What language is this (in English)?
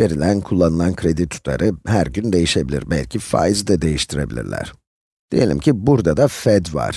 Turkish